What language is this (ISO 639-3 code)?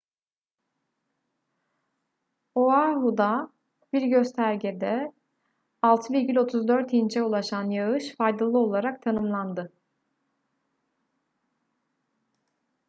tur